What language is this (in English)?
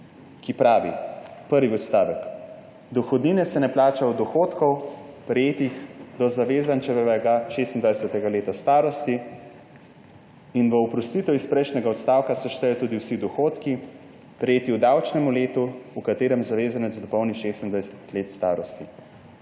Slovenian